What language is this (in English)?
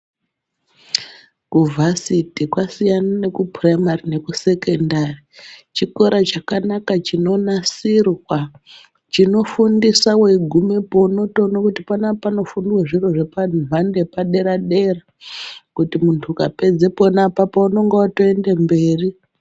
Ndau